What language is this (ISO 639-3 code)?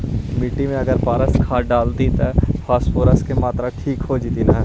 mag